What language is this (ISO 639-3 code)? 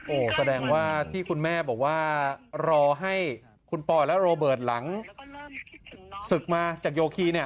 tha